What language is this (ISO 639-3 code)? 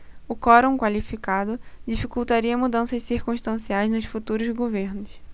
por